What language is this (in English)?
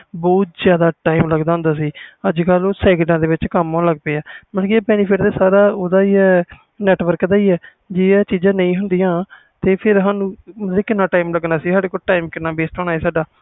Punjabi